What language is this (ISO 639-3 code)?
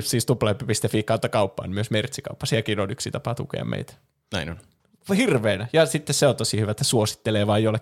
fin